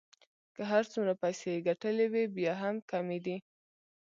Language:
Pashto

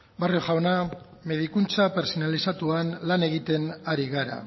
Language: Basque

